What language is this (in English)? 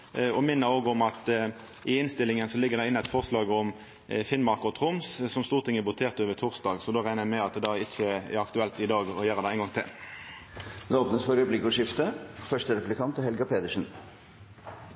Norwegian